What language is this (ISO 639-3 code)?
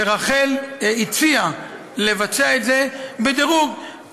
heb